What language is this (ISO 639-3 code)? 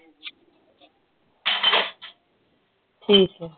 pan